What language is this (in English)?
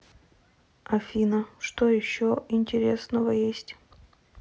Russian